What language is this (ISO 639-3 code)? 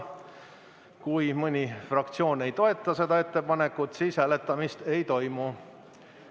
est